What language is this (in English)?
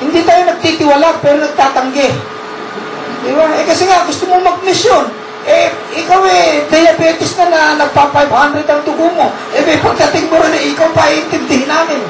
Filipino